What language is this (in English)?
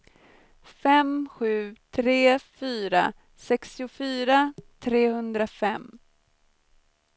Swedish